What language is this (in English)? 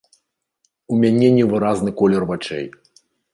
Belarusian